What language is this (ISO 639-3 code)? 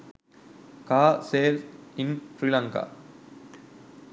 sin